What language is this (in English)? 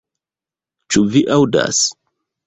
Esperanto